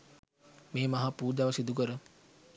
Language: Sinhala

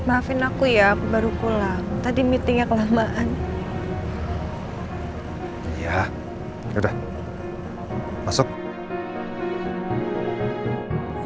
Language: Indonesian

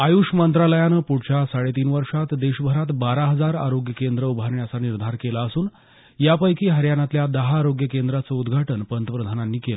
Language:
Marathi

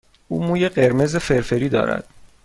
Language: Persian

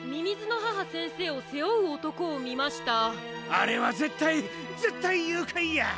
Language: Japanese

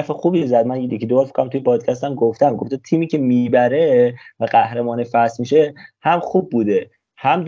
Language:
Persian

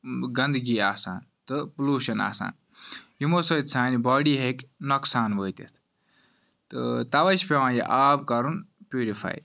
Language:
Kashmiri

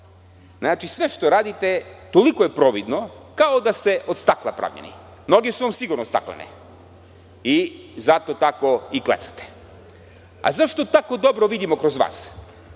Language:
Serbian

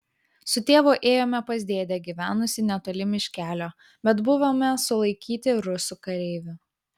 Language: Lithuanian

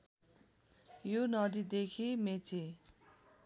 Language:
Nepali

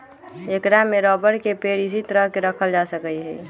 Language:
Magahi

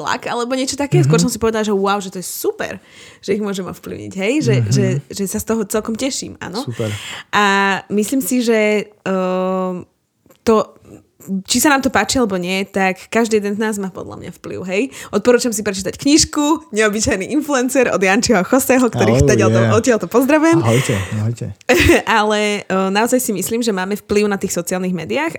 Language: Slovak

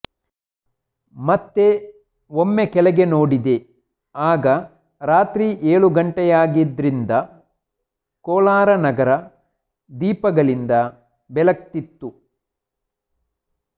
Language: Kannada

